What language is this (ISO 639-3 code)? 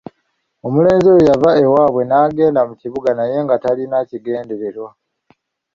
lug